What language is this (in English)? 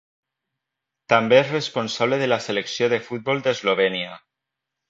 Catalan